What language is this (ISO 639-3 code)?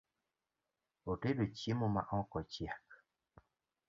luo